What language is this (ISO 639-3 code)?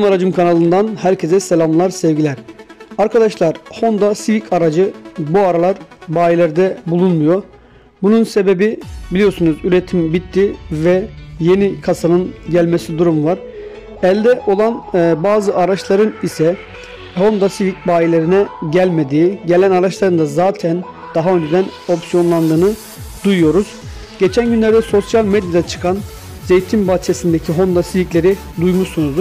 tur